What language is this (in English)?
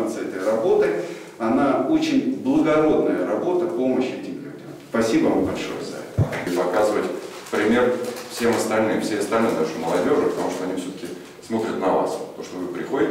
Russian